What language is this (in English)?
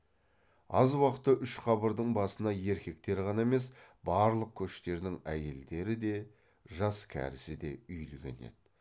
Kazakh